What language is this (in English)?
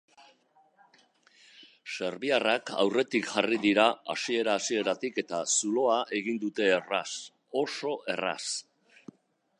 Basque